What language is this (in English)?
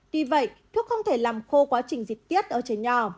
Vietnamese